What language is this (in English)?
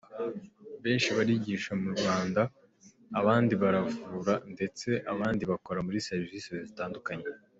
Kinyarwanda